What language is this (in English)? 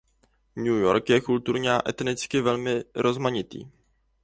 Czech